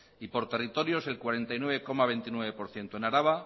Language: Spanish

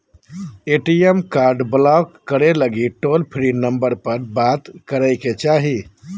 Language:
Magahi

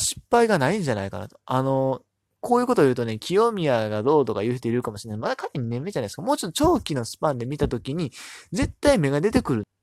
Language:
Japanese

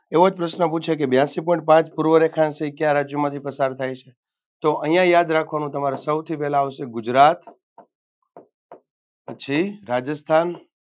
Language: Gujarati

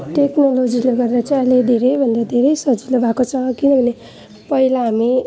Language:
Nepali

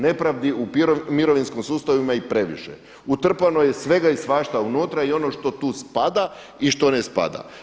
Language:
Croatian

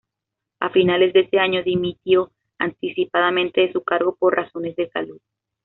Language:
Spanish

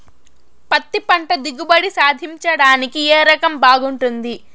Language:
Telugu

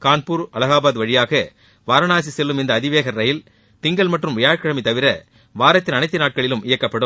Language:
Tamil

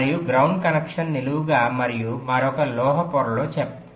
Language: Telugu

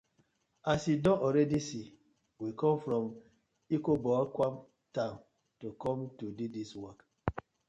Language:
Nigerian Pidgin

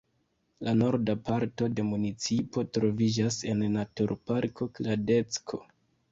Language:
Esperanto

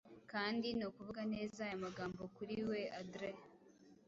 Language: Kinyarwanda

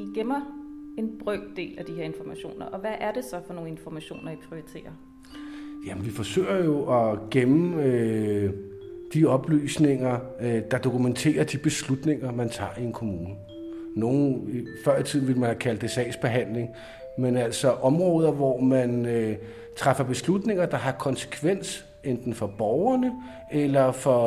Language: Danish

